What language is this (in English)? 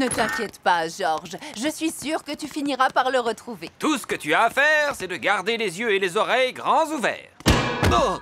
French